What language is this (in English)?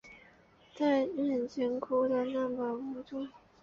Chinese